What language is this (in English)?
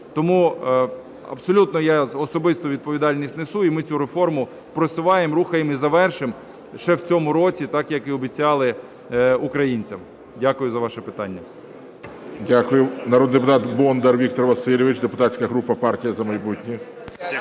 Ukrainian